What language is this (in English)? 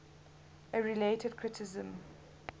English